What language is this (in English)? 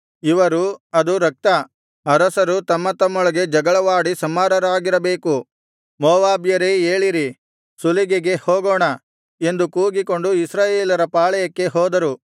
Kannada